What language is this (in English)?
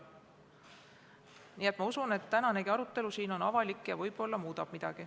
Estonian